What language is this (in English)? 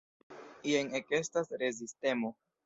Esperanto